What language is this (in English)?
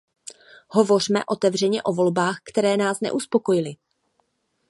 Czech